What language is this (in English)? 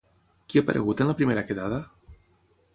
Catalan